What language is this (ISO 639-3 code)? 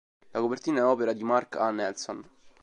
ita